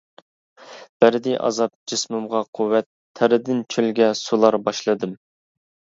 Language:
Uyghur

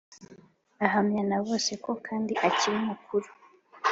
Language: Kinyarwanda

